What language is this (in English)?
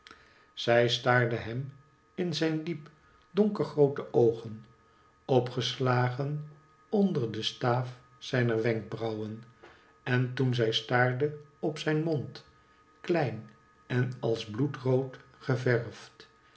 Dutch